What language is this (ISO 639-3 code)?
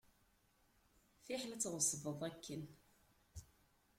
kab